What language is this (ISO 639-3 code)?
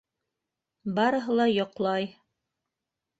bak